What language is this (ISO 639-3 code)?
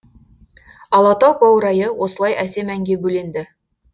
kaz